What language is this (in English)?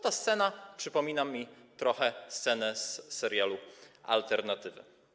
Polish